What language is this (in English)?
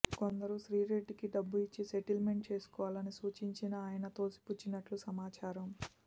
Telugu